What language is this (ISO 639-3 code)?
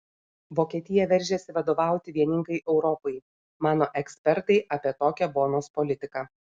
lit